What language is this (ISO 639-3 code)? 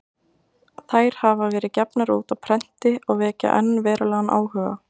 isl